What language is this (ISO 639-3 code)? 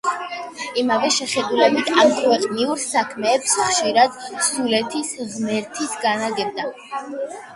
kat